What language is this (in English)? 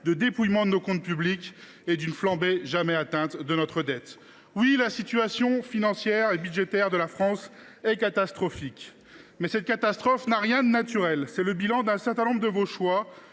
French